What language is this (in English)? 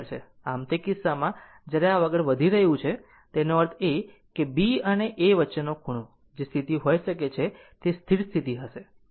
Gujarati